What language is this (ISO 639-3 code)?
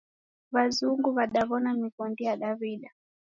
dav